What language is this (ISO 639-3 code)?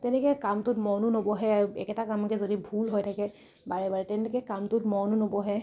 asm